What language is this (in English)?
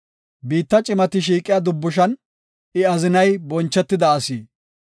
Gofa